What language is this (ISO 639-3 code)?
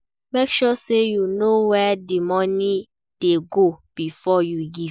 pcm